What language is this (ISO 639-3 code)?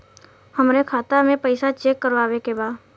bho